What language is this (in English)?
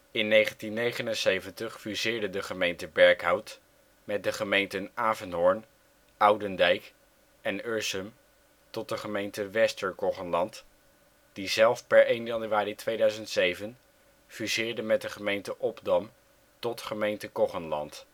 Dutch